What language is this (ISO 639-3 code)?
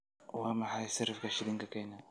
som